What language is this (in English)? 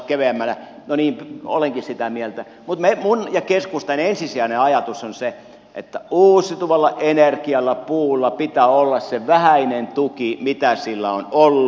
Finnish